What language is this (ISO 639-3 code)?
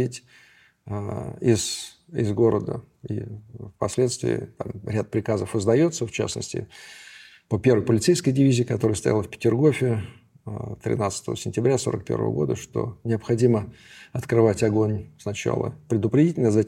rus